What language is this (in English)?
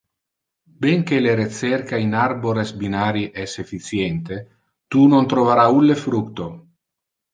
Interlingua